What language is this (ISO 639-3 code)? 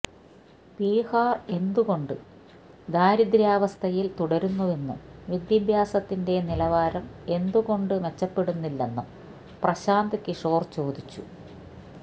mal